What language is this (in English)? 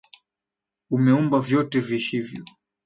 Swahili